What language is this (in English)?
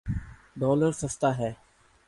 Urdu